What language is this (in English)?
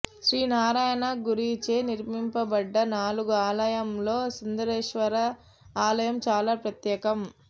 Telugu